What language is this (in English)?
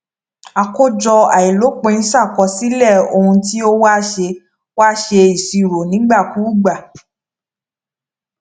Yoruba